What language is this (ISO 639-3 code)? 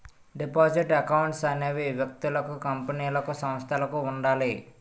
tel